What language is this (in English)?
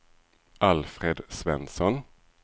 Swedish